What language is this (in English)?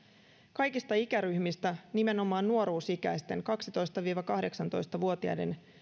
Finnish